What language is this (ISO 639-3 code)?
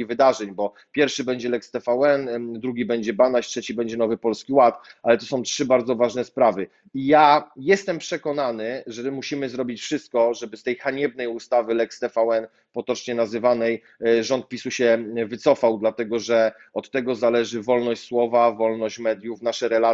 pol